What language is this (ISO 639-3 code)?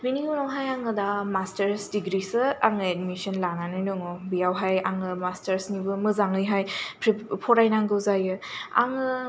brx